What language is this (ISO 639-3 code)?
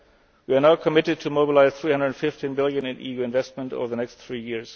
eng